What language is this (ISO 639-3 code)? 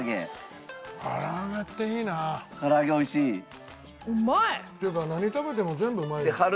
jpn